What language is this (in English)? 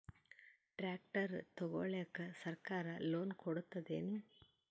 Kannada